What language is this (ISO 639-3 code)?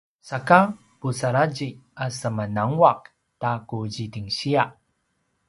pwn